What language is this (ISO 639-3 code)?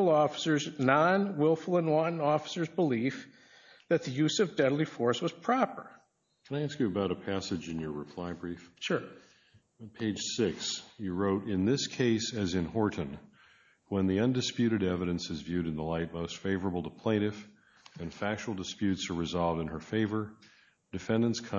eng